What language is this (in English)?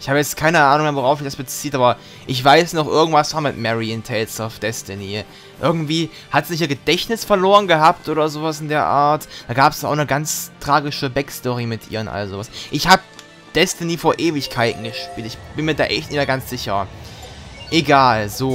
German